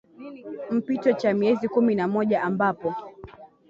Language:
Swahili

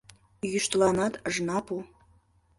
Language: Mari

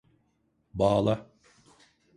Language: Turkish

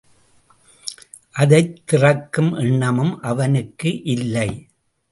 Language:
Tamil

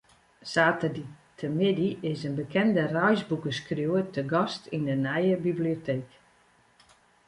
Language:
Western Frisian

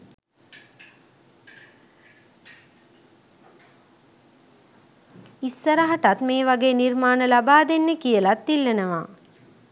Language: Sinhala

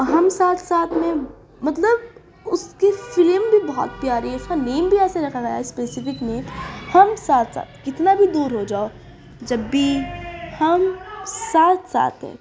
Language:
Urdu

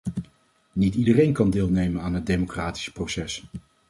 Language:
Dutch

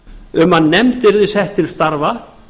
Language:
Icelandic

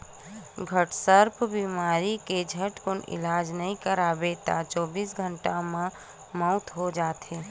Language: Chhattisgarhi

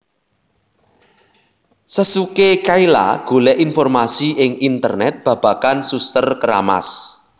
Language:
Javanese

